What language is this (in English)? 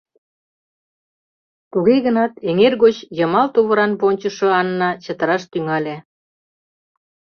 Mari